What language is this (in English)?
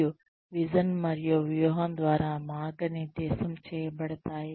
Telugu